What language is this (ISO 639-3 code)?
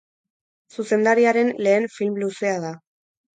eus